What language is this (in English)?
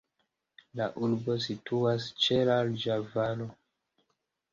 Esperanto